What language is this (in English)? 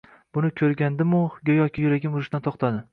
Uzbek